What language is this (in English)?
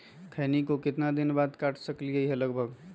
Magahi